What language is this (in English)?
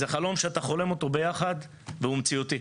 Hebrew